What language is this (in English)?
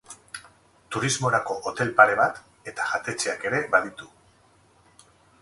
Basque